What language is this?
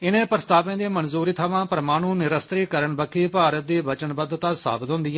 Dogri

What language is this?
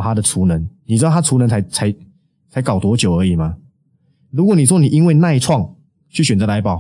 Chinese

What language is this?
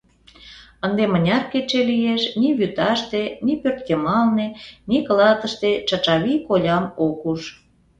Mari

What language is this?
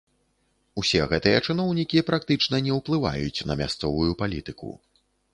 Belarusian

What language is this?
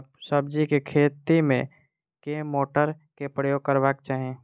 Maithili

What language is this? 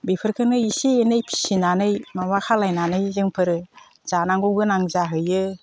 Bodo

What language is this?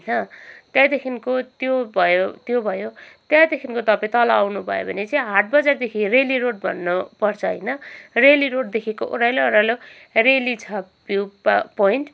Nepali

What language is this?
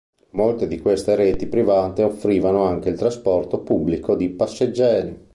Italian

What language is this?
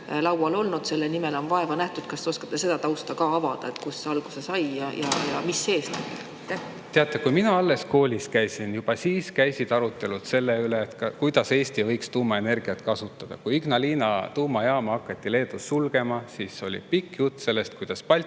Estonian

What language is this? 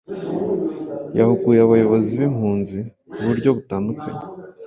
Kinyarwanda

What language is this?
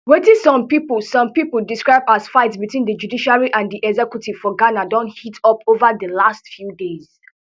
Nigerian Pidgin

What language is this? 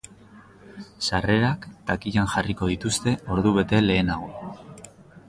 Basque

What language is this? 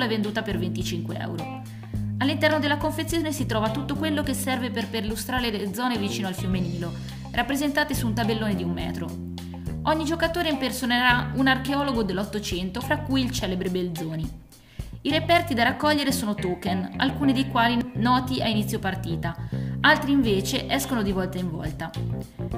Italian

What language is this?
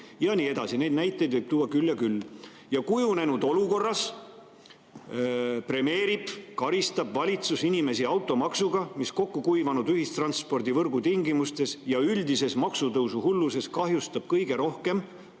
Estonian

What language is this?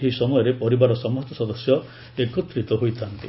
Odia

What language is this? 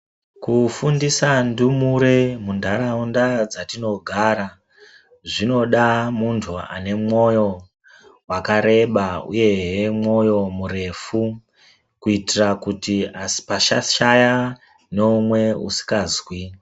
Ndau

